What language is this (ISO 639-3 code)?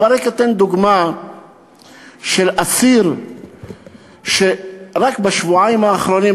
heb